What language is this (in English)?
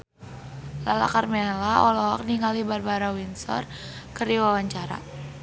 Sundanese